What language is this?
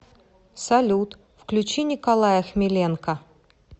Russian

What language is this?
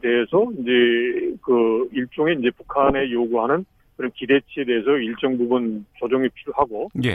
Korean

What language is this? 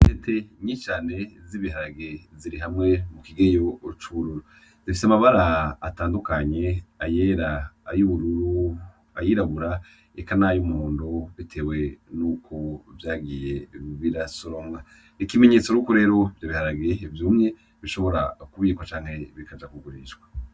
Rundi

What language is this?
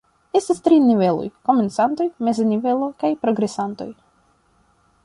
Esperanto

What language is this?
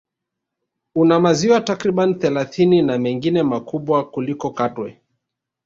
Swahili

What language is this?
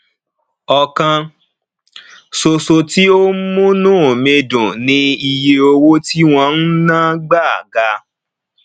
Yoruba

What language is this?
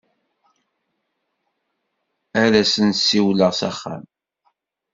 Kabyle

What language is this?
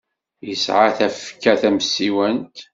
Kabyle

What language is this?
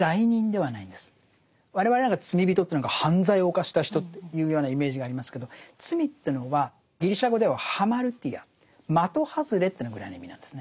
Japanese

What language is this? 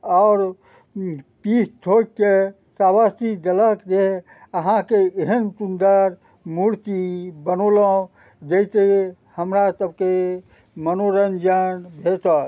Maithili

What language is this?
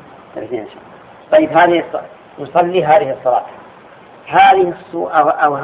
Arabic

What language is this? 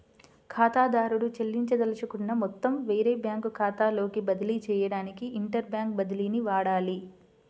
Telugu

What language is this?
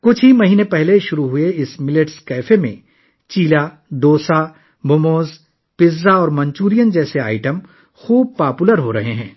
Urdu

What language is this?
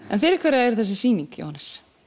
Icelandic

